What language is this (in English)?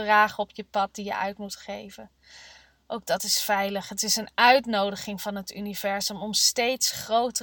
Dutch